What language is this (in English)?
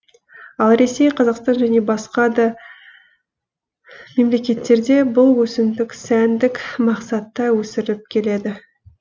Kazakh